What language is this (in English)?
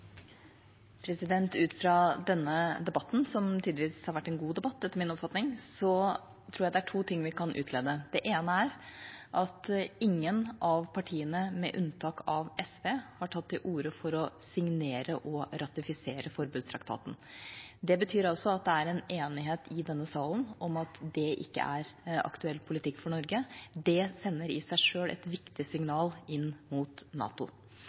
Norwegian